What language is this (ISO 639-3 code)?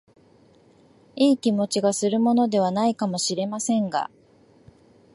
jpn